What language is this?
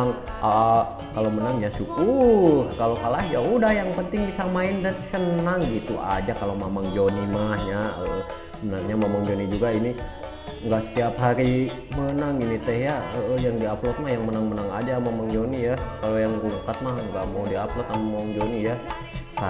Indonesian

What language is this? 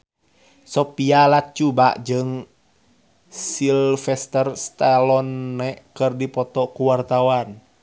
Sundanese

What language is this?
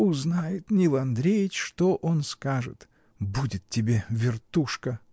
Russian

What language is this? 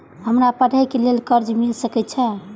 Maithili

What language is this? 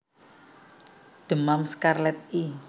Javanese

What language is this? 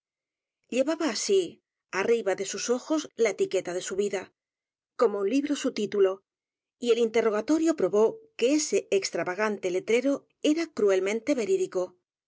Spanish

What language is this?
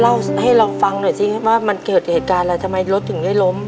Thai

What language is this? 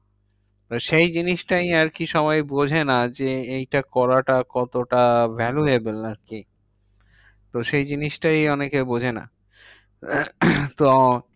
Bangla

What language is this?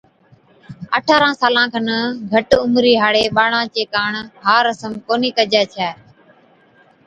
Od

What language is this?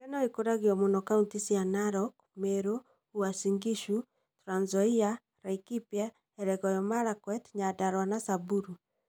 Kikuyu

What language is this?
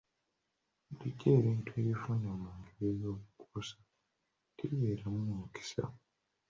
Ganda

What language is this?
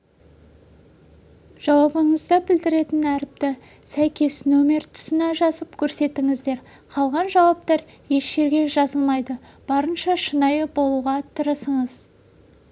Kazakh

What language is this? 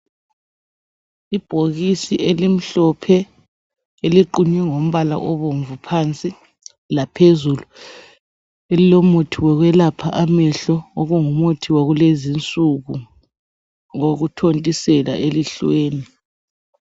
North Ndebele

